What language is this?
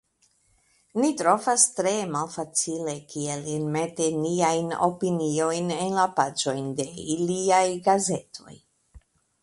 Esperanto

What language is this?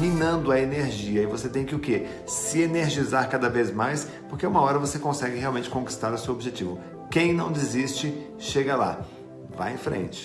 Portuguese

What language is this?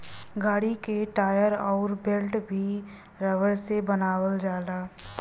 Bhojpuri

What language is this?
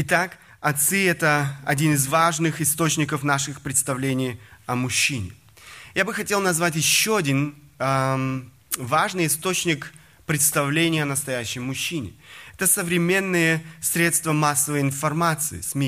Russian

